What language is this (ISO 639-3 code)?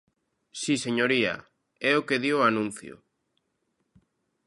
glg